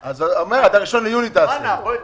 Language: Hebrew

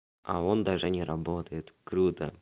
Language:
Russian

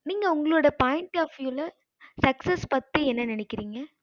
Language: Tamil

